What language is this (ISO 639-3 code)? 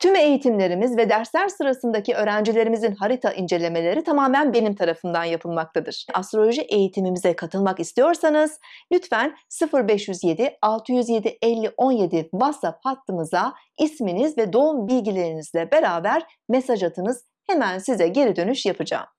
tur